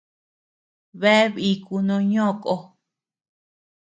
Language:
Tepeuxila Cuicatec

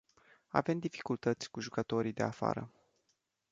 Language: Romanian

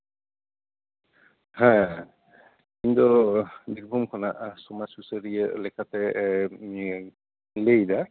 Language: Santali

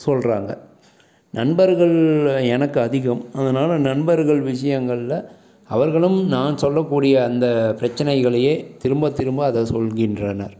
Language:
Tamil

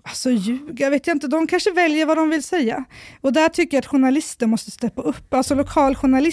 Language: Swedish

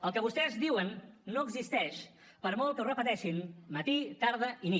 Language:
Catalan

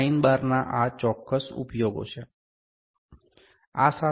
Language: Gujarati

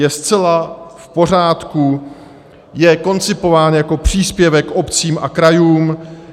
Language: Czech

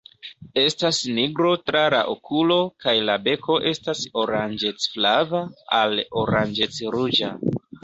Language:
Esperanto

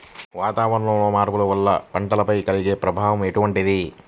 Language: Telugu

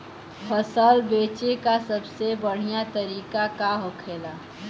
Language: Bhojpuri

